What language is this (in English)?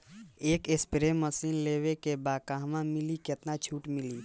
Bhojpuri